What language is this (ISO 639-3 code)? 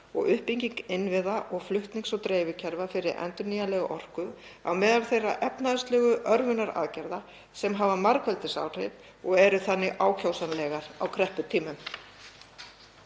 isl